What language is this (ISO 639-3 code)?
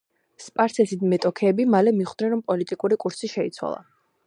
kat